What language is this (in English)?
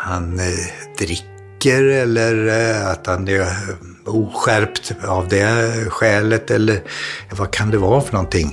Swedish